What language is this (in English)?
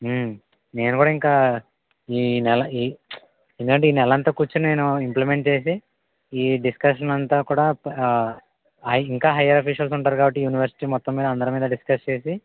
Telugu